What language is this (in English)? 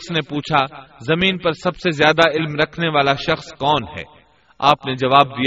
Urdu